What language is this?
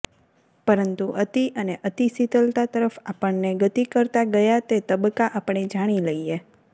Gujarati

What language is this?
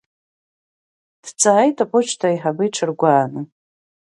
Abkhazian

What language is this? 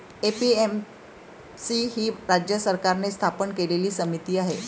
Marathi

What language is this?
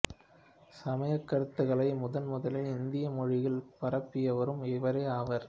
Tamil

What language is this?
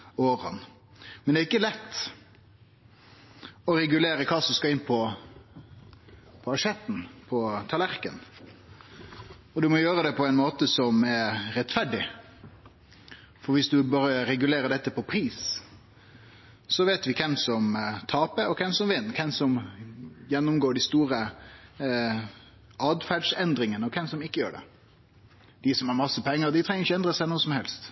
Norwegian Nynorsk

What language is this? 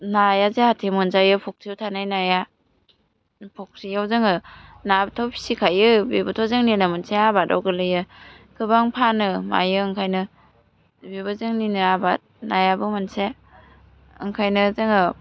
Bodo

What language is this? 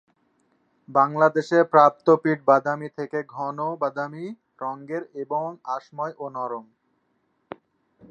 Bangla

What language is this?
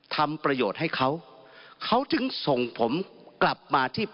Thai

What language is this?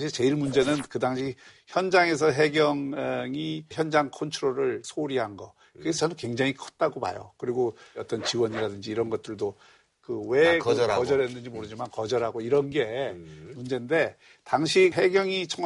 Korean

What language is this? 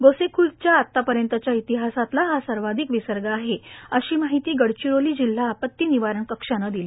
Marathi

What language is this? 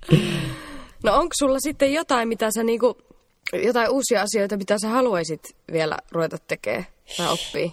Finnish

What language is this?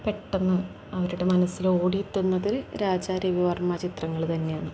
Malayalam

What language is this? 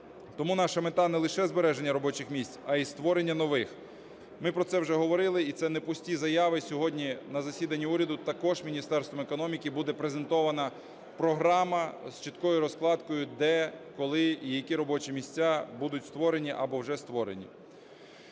Ukrainian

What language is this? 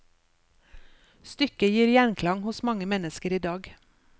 Norwegian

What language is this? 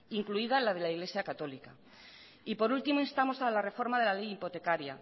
Spanish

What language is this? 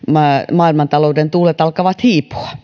Finnish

